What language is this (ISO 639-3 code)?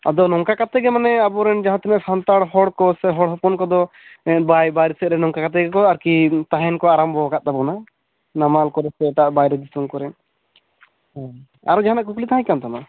sat